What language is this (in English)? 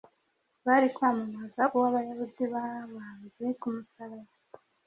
Kinyarwanda